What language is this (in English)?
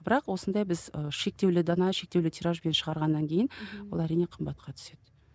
Kazakh